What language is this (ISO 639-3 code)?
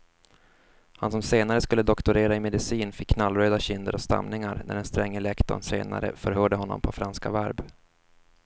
swe